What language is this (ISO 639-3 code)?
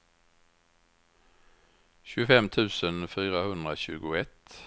swe